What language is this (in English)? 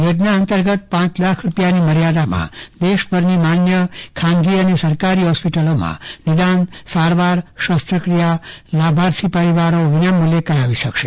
Gujarati